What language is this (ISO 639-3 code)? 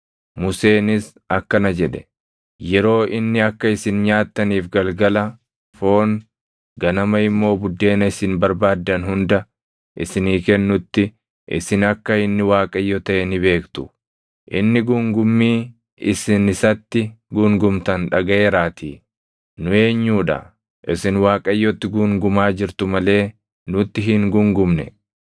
orm